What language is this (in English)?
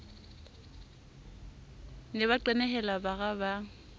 Southern Sotho